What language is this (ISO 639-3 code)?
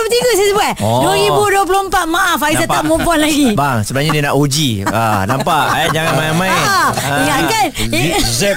msa